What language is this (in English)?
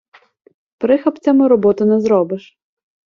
Ukrainian